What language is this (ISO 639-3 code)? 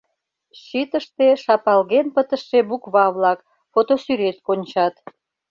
chm